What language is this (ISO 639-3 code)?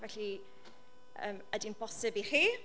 cym